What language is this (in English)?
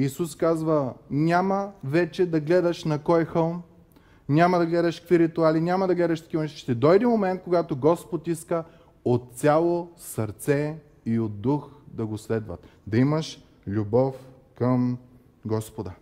Bulgarian